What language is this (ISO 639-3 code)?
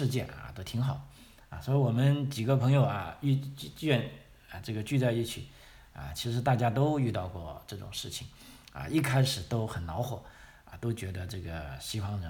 zho